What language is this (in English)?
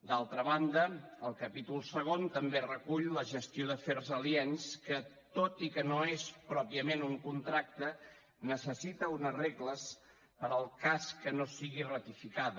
Catalan